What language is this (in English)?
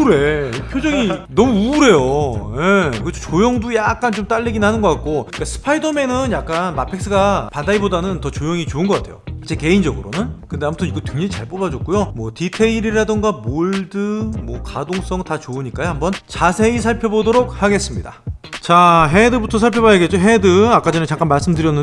Korean